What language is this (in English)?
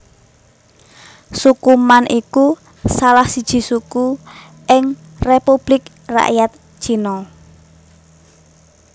Javanese